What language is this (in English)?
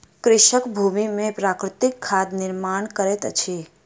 Maithili